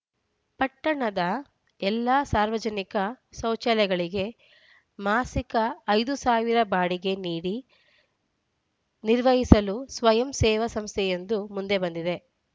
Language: Kannada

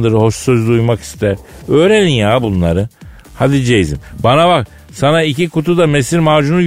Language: Turkish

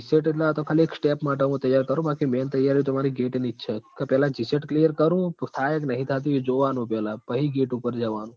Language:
Gujarati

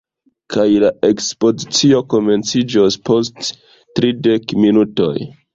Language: Esperanto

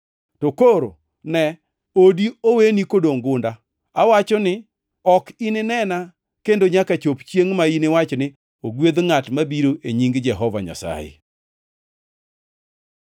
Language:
Luo (Kenya and Tanzania)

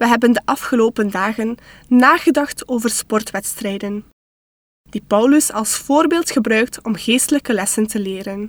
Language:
Dutch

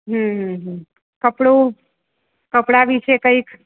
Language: Gujarati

